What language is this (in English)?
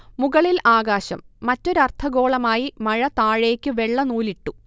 Malayalam